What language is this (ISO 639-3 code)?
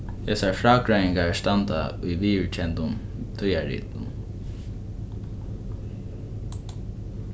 fao